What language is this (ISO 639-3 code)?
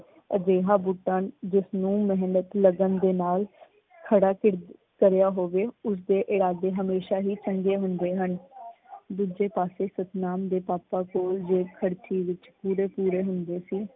pan